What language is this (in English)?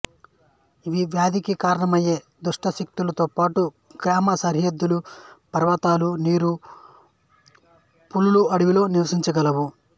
Telugu